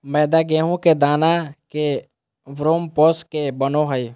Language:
Magahi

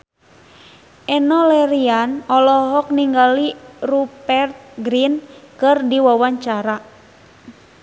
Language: Sundanese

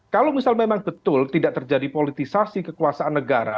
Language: Indonesian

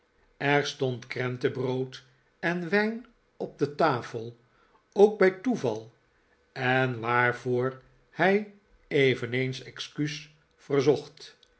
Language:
Dutch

